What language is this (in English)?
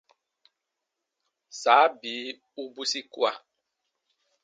Baatonum